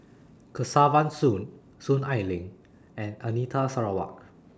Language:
English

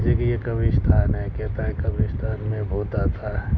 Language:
Urdu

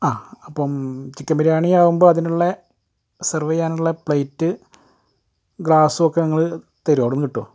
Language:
Malayalam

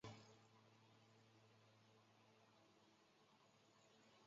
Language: Chinese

